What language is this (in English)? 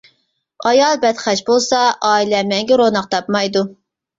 Uyghur